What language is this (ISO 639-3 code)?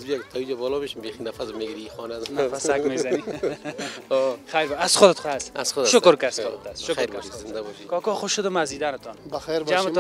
fas